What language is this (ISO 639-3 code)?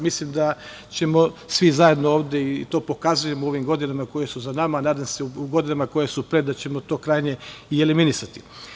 srp